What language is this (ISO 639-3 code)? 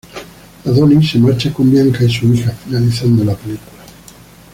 spa